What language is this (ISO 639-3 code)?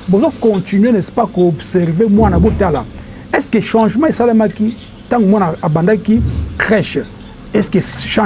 fra